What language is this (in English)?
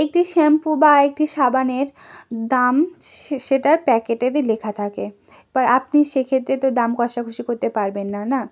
Bangla